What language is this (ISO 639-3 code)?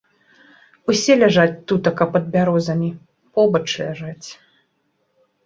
bel